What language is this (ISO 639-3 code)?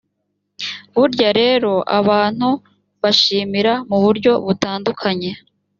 kin